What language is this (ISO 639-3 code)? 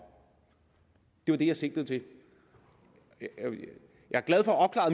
dan